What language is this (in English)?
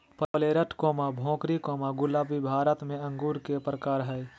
Magahi